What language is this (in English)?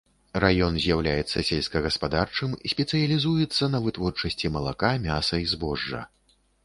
Belarusian